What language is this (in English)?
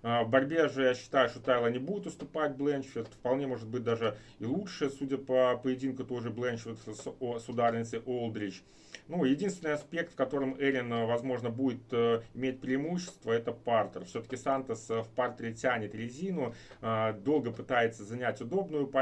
Russian